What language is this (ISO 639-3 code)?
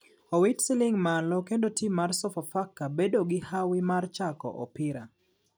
luo